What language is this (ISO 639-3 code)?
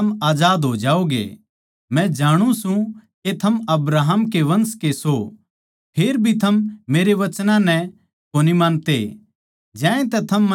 bgc